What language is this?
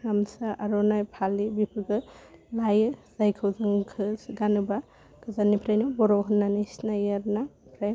Bodo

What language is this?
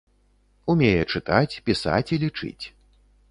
Belarusian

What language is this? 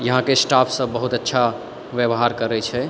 Maithili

